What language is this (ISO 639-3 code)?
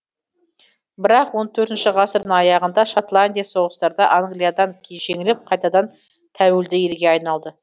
kaz